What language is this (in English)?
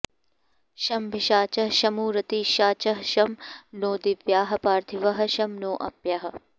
Sanskrit